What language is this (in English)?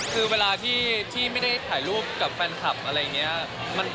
Thai